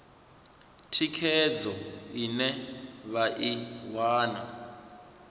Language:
Venda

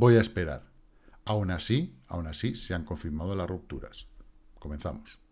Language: Spanish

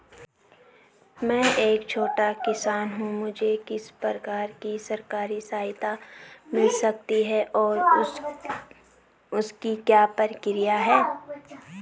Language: Hindi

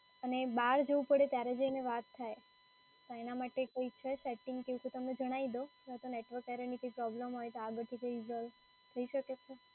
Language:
Gujarati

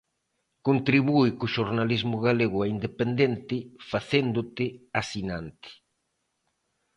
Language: Galician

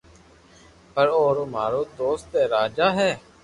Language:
Loarki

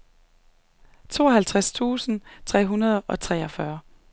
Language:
Danish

